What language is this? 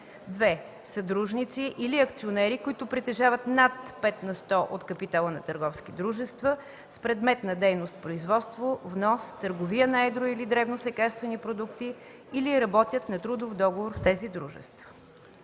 Bulgarian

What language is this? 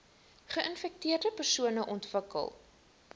Afrikaans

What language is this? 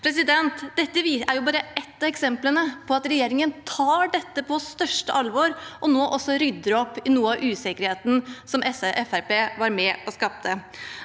Norwegian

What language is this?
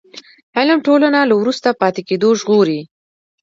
Pashto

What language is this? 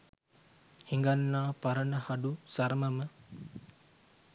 Sinhala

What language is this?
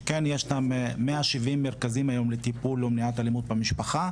Hebrew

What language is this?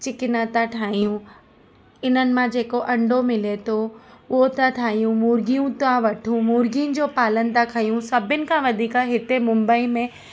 Sindhi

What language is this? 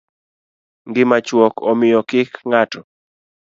Luo (Kenya and Tanzania)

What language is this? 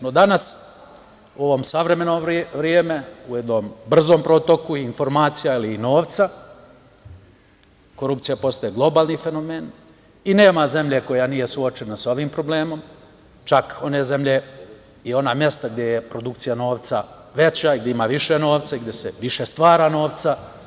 Serbian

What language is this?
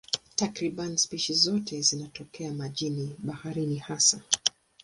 Swahili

